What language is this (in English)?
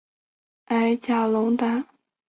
Chinese